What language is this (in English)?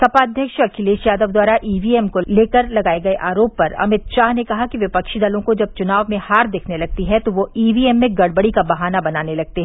Hindi